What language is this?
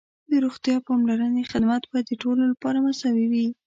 Pashto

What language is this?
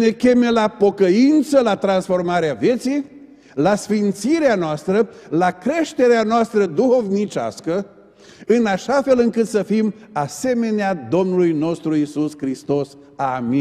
Romanian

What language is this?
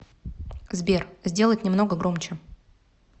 Russian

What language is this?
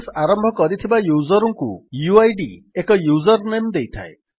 Odia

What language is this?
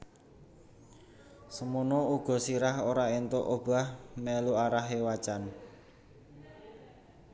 Javanese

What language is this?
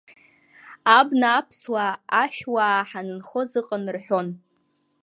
Abkhazian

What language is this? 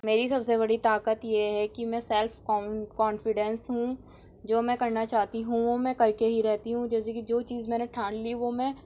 Urdu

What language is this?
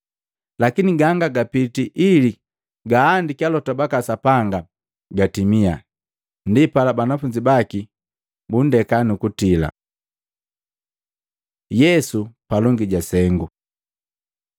Matengo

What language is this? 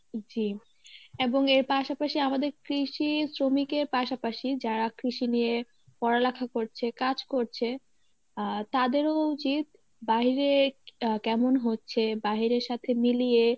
Bangla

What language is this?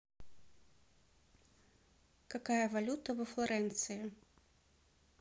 Russian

